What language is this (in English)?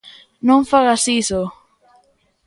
Galician